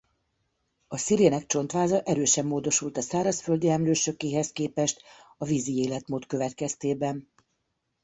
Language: Hungarian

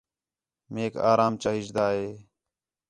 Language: Khetrani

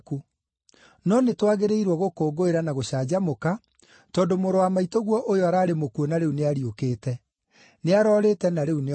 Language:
Kikuyu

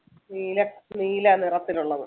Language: Malayalam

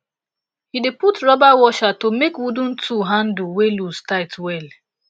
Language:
Nigerian Pidgin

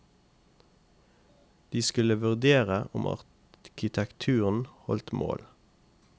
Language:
Norwegian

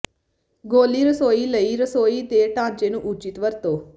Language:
Punjabi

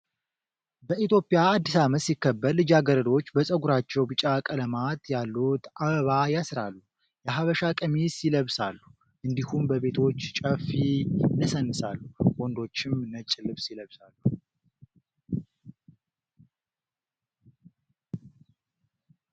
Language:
Amharic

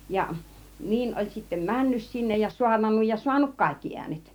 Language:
Finnish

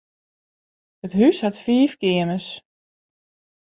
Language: Western Frisian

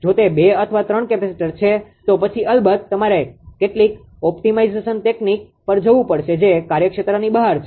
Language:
Gujarati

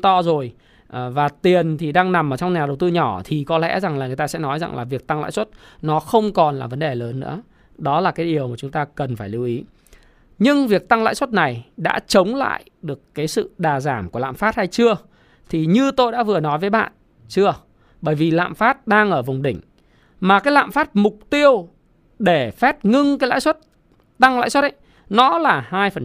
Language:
Vietnamese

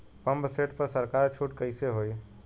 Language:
Bhojpuri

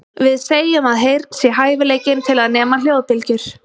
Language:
Icelandic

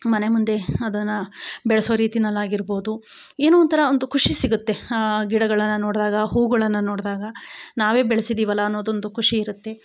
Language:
Kannada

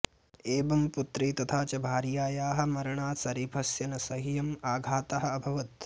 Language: Sanskrit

